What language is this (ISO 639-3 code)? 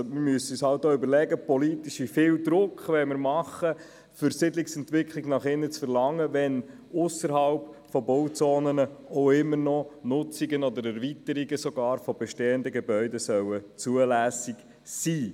gsw